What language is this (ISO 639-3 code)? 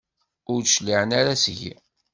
kab